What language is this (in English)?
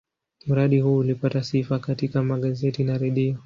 Swahili